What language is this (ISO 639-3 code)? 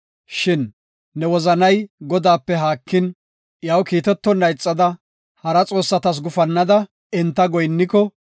gof